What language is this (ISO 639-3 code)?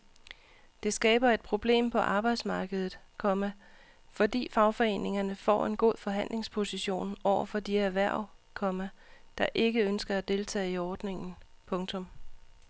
dan